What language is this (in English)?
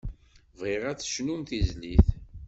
Kabyle